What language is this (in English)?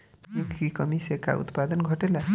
Bhojpuri